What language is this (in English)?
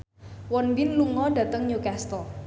Javanese